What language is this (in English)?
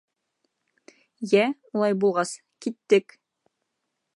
Bashkir